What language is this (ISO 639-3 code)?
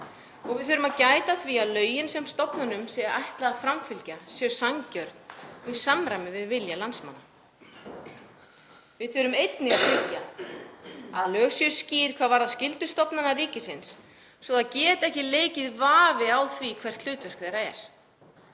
isl